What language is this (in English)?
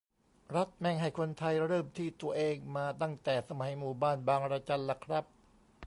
Thai